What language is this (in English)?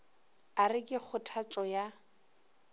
Northern Sotho